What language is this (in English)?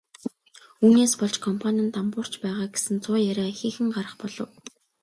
Mongolian